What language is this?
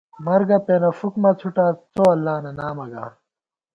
Gawar-Bati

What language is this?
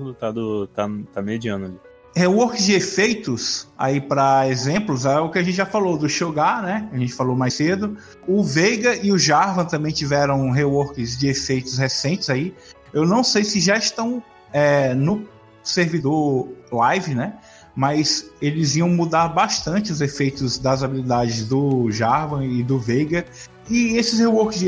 Portuguese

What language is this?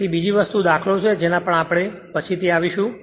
Gujarati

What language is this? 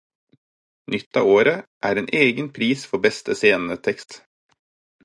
Norwegian Bokmål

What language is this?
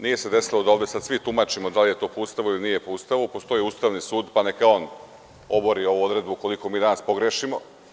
Serbian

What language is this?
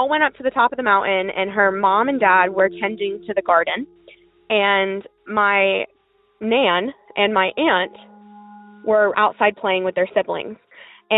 English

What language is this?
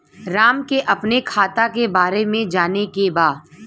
Bhojpuri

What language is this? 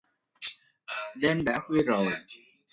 Vietnamese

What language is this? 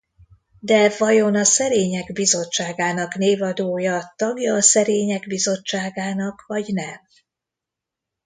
Hungarian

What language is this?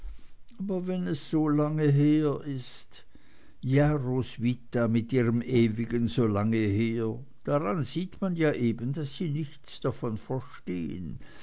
German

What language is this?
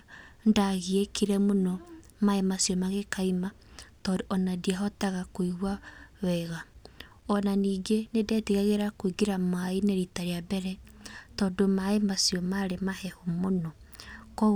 Kikuyu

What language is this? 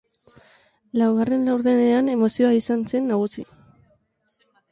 Basque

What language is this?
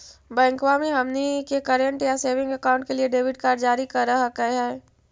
Magahi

